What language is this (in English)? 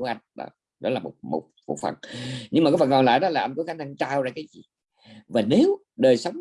Vietnamese